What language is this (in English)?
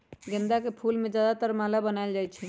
Magahi